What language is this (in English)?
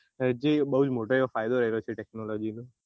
Gujarati